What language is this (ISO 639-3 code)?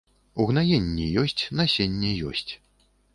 bel